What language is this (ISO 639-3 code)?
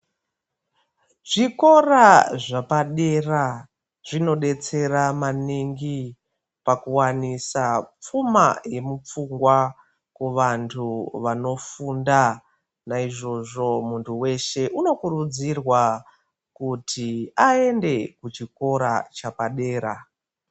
ndc